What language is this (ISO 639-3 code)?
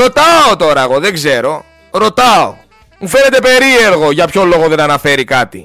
ell